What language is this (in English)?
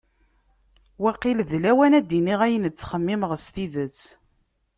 Kabyle